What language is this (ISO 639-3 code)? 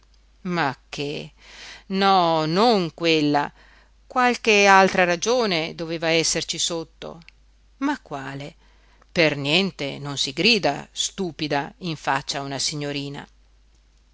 ita